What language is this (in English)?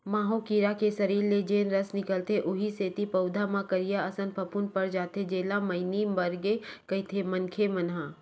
Chhattisgarhi